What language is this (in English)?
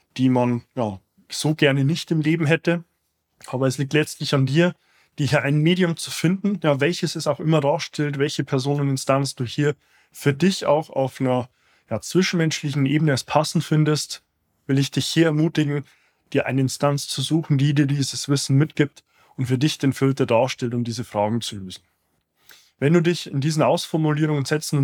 German